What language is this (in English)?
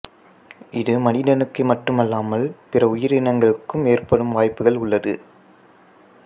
Tamil